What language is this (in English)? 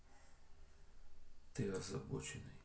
Russian